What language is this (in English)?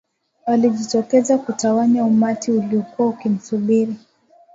Swahili